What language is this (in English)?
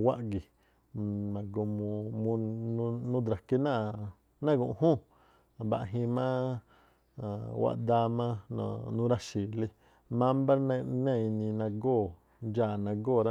Tlacoapa Me'phaa